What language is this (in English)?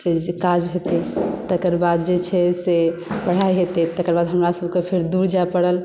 Maithili